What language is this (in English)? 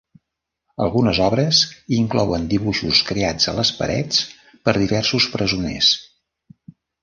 Catalan